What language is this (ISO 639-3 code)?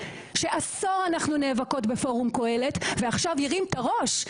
heb